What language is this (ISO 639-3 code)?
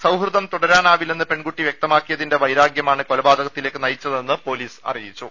mal